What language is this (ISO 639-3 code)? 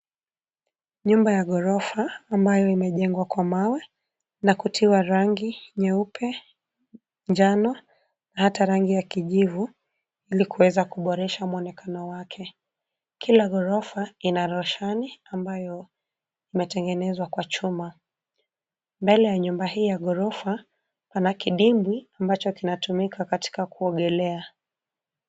swa